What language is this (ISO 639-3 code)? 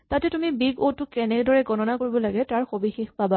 asm